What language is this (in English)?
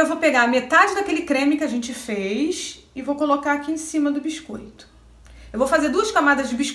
Portuguese